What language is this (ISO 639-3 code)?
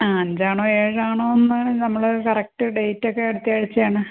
mal